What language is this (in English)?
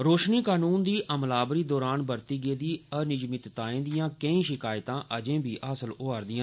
Dogri